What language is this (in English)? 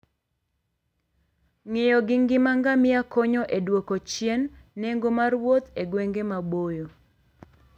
Luo (Kenya and Tanzania)